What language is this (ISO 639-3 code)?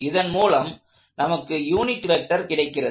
tam